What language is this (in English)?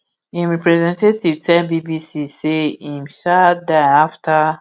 Nigerian Pidgin